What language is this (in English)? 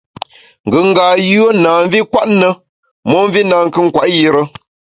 Bamun